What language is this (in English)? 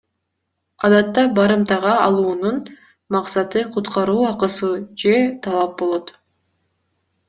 Kyrgyz